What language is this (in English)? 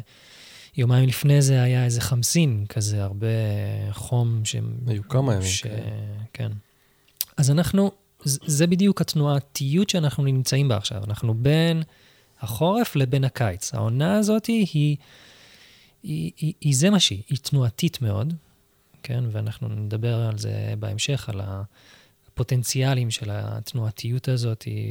Hebrew